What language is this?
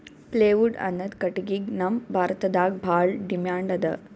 Kannada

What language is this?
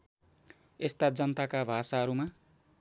Nepali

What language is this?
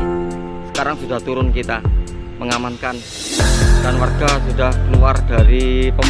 Indonesian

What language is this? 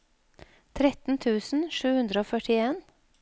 Norwegian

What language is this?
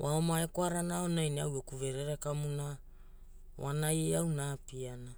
Hula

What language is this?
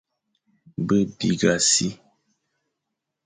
Fang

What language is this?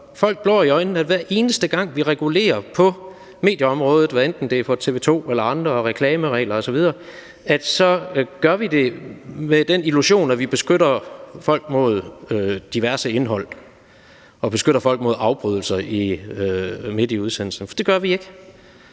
Danish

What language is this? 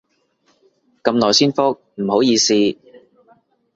Cantonese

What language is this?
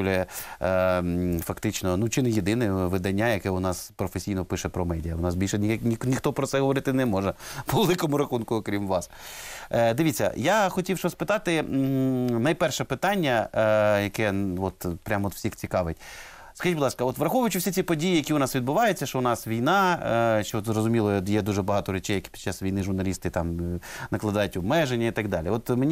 Ukrainian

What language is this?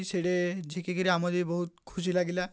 Odia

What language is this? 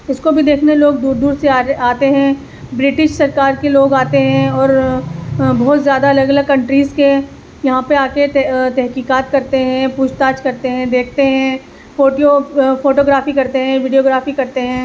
Urdu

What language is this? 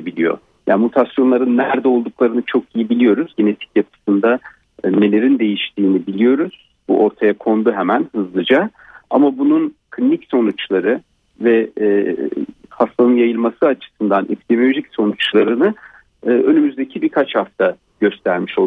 Turkish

